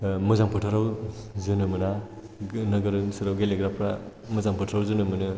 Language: Bodo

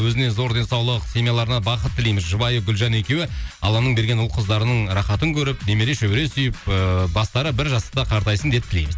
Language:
Kazakh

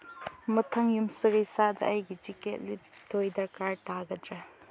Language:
Manipuri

